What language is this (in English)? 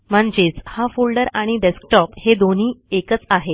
Marathi